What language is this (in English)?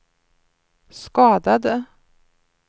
Swedish